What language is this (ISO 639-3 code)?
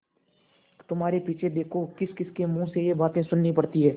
hin